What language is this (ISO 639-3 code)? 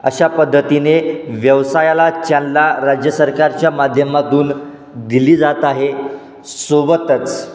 mar